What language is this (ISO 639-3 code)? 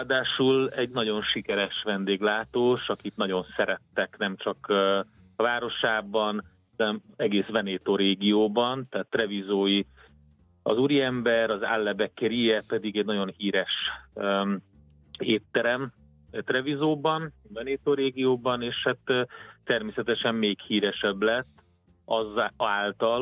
hun